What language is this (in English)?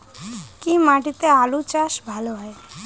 Bangla